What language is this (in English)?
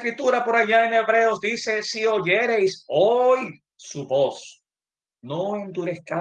Spanish